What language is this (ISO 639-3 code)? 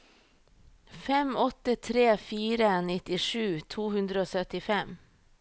nor